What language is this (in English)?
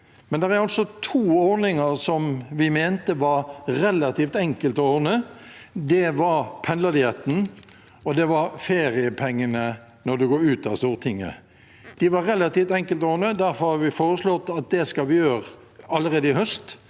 Norwegian